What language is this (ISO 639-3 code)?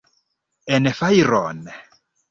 epo